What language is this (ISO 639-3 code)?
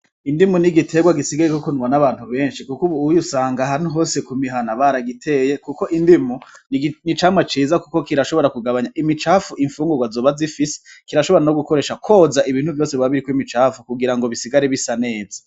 run